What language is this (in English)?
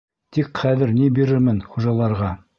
Bashkir